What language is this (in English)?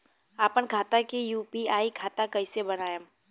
Bhojpuri